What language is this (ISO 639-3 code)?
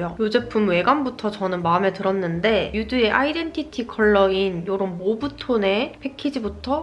kor